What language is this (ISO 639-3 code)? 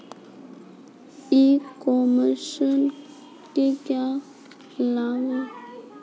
hin